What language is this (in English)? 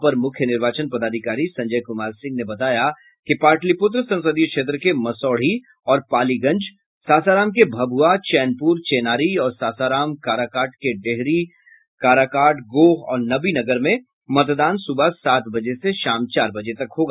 Hindi